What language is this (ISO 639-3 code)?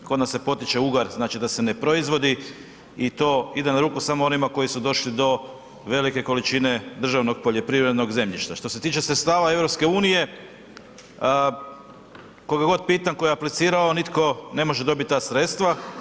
hrv